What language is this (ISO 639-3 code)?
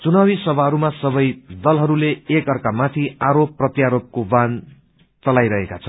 nep